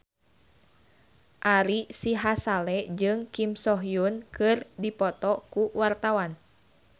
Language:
Sundanese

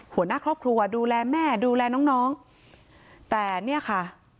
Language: Thai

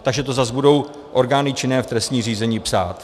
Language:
Czech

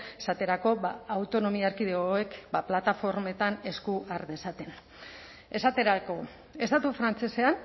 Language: Basque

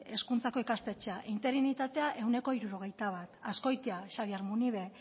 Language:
Basque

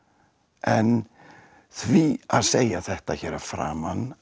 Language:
Icelandic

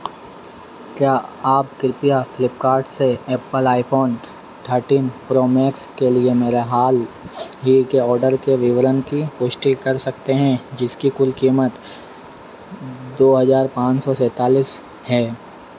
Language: Hindi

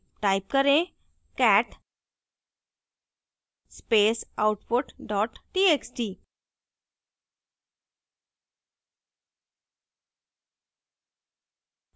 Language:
Hindi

